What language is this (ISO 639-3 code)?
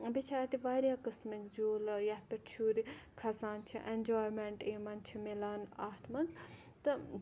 kas